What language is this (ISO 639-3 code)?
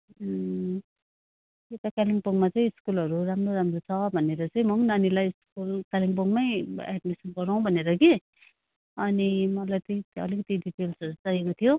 nep